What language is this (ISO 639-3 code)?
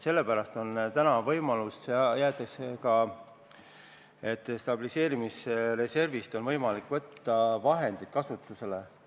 est